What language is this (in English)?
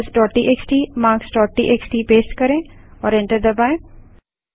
Hindi